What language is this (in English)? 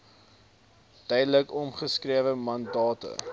Afrikaans